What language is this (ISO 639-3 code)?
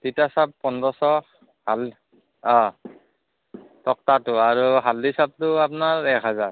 asm